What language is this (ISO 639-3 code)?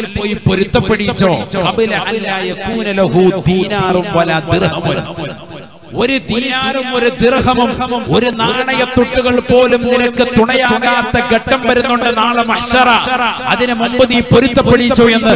mal